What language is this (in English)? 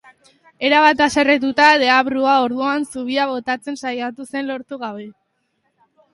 Basque